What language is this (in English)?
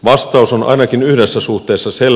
Finnish